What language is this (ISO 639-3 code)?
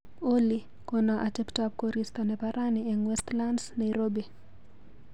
kln